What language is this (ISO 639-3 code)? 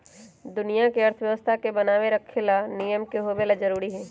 mag